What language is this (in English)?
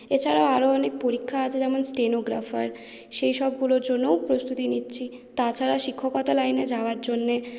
Bangla